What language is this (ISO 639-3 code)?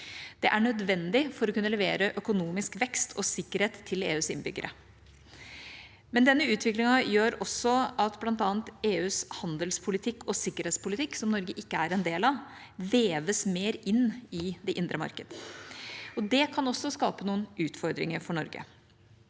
nor